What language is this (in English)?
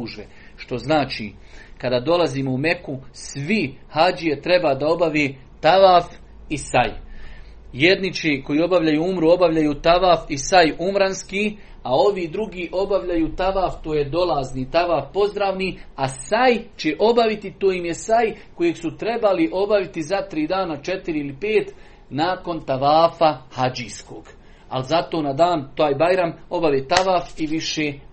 Croatian